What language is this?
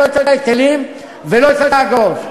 Hebrew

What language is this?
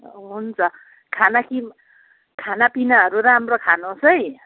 Nepali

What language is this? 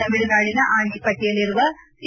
Kannada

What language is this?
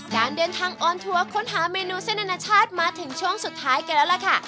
Thai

